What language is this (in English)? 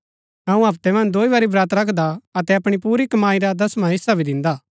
Gaddi